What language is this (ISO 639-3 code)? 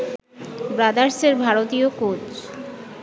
ben